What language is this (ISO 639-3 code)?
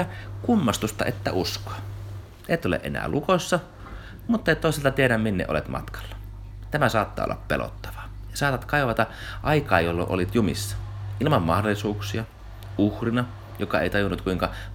fin